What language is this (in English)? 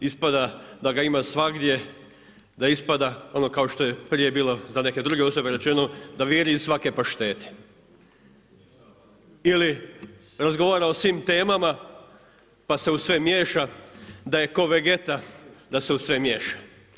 Croatian